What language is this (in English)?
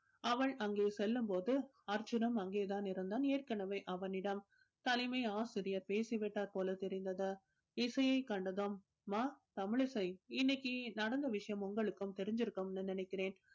Tamil